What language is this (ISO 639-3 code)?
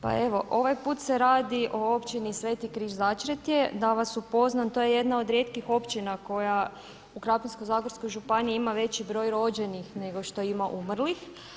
hrv